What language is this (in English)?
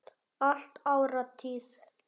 Icelandic